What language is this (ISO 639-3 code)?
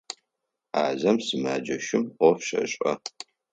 ady